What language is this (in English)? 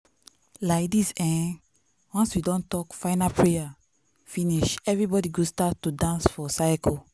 Nigerian Pidgin